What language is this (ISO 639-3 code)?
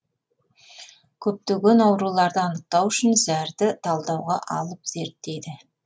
kaz